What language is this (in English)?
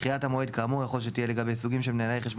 Hebrew